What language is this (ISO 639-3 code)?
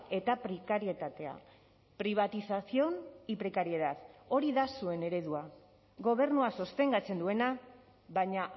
eus